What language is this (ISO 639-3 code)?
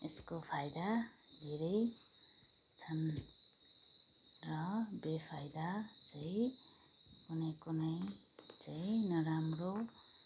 nep